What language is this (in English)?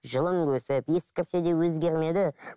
Kazakh